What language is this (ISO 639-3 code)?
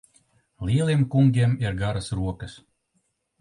lav